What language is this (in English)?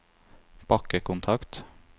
Norwegian